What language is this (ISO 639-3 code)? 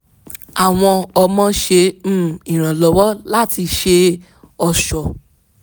yor